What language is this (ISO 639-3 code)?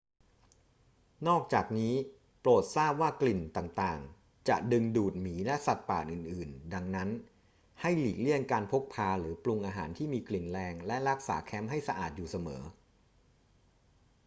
tha